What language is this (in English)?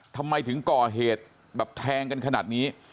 Thai